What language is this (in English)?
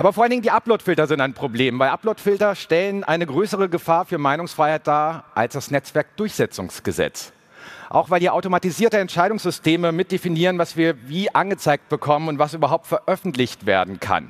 German